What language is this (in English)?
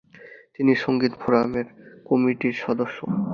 Bangla